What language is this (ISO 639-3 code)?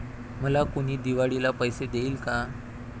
mar